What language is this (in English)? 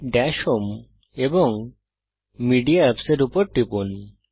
Bangla